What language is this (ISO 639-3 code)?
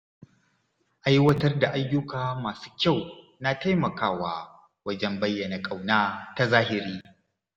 hau